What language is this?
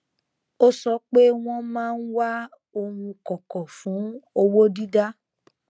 Yoruba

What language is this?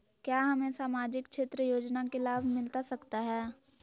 Magahi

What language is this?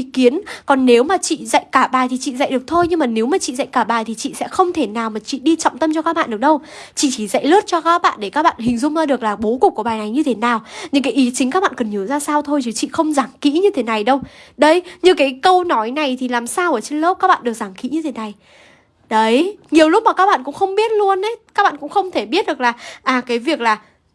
Vietnamese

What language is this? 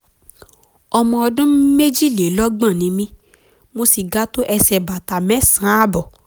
Yoruba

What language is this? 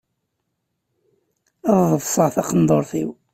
Kabyle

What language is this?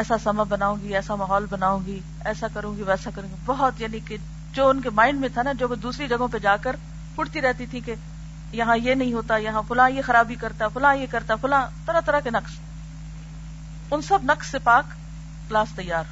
Urdu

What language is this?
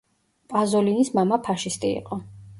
Georgian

